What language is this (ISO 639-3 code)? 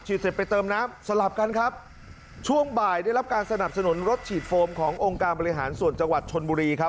tha